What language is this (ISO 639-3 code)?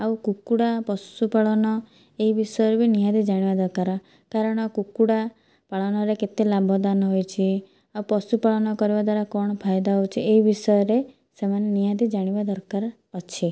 ori